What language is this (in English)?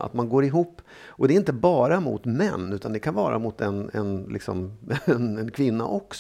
Swedish